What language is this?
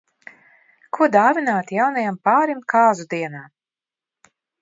Latvian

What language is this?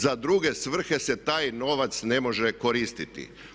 Croatian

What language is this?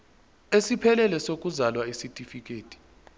Zulu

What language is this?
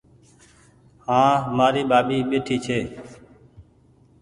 Goaria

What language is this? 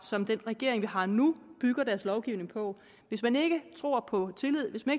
Danish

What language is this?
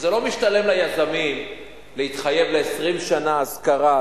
Hebrew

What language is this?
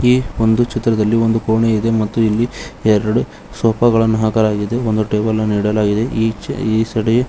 Kannada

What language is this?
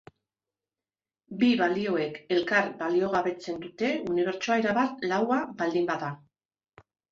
Basque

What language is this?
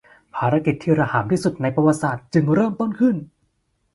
Thai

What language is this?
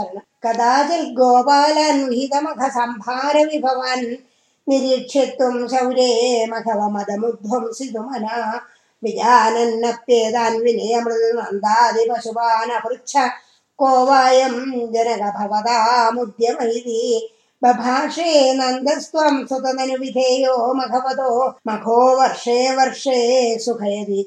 Tamil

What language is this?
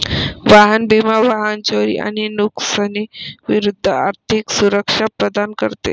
Marathi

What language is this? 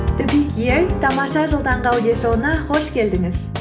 Kazakh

